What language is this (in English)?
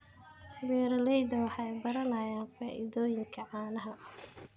Somali